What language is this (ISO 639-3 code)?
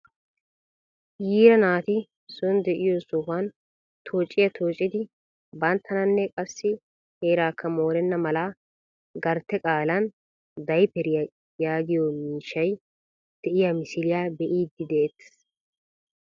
wal